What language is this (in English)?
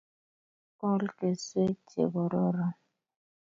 Kalenjin